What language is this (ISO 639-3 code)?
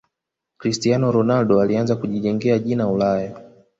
swa